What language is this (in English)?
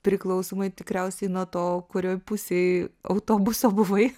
Lithuanian